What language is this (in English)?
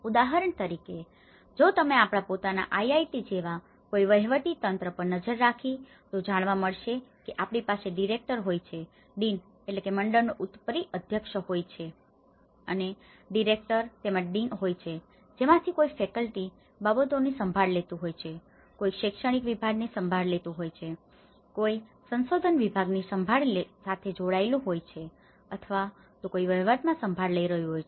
Gujarati